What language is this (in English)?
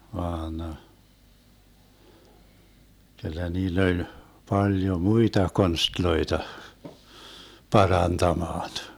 Finnish